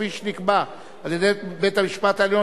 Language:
Hebrew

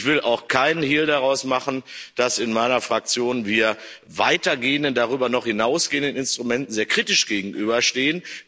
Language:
German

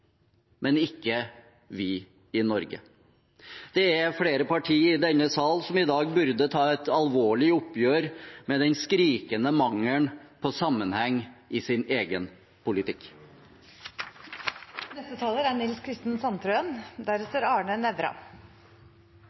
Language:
Norwegian Bokmål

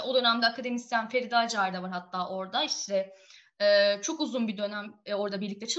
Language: Turkish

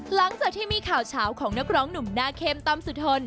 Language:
Thai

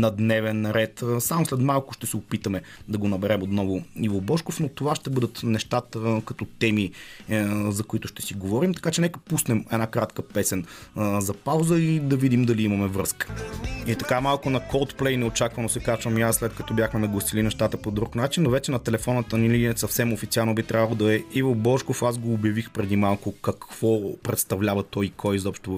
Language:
Bulgarian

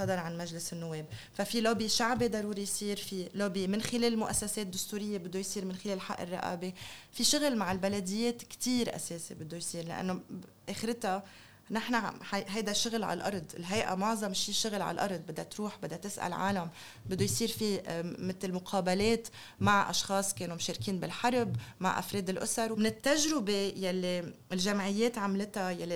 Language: Arabic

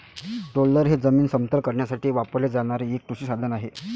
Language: Marathi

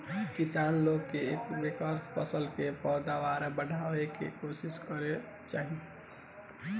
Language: Bhojpuri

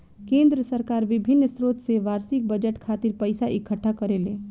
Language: Bhojpuri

